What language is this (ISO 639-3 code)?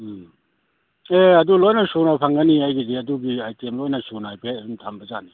mni